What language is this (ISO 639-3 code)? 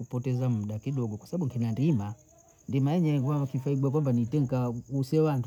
bou